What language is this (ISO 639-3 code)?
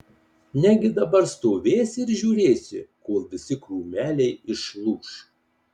lit